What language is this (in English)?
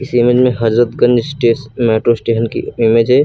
Hindi